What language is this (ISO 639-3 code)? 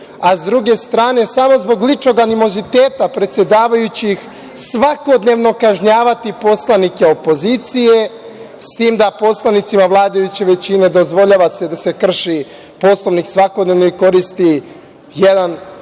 srp